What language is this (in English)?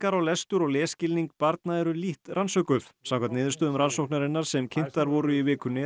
Icelandic